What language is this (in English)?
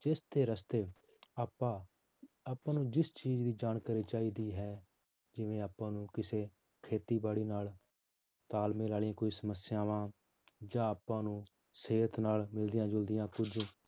Punjabi